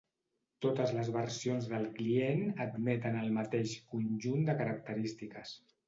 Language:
Catalan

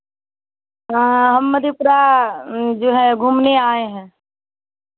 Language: Hindi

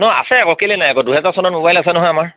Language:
Assamese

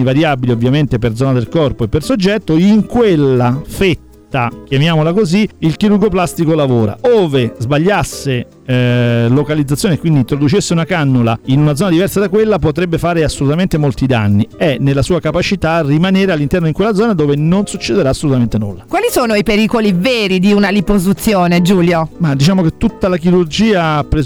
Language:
Italian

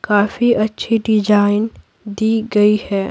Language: Hindi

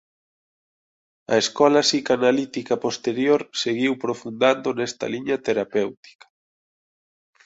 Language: Galician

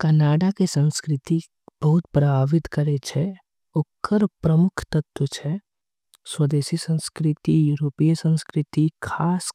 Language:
Angika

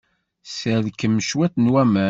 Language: Kabyle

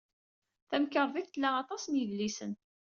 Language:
Kabyle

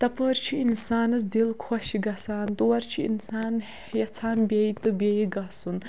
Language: Kashmiri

